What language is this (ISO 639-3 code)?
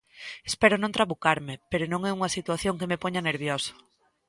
glg